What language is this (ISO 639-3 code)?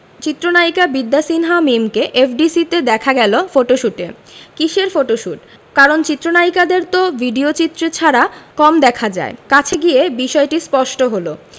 ben